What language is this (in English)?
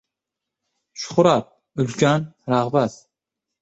Uzbek